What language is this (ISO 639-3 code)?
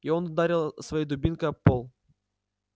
rus